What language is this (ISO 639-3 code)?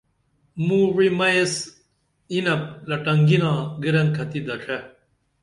dml